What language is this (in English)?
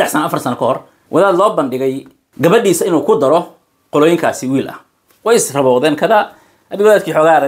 Arabic